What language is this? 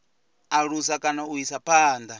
Venda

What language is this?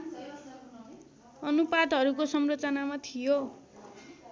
Nepali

